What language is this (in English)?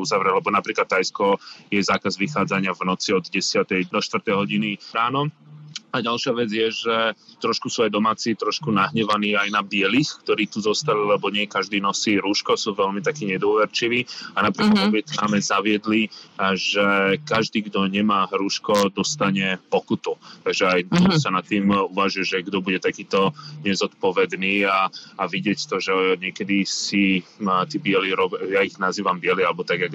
Slovak